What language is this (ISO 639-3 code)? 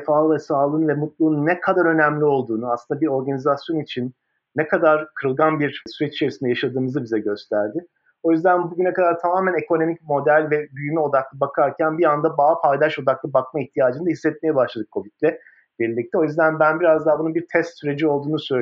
tur